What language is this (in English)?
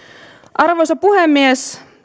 Finnish